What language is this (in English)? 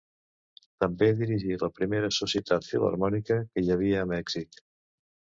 Catalan